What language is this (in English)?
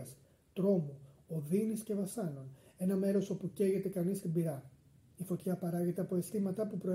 Greek